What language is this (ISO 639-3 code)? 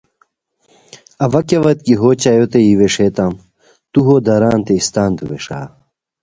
khw